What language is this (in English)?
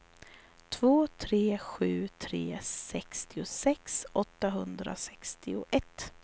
Swedish